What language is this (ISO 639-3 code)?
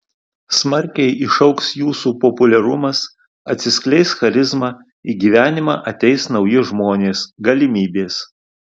lit